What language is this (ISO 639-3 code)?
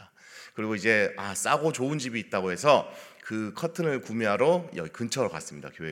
kor